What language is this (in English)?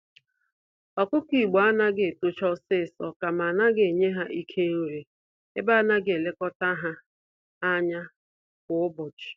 Igbo